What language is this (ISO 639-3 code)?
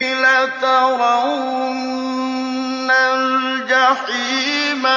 ara